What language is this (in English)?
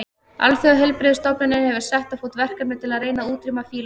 Icelandic